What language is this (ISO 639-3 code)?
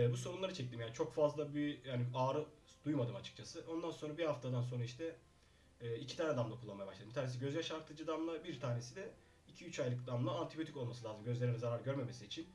tur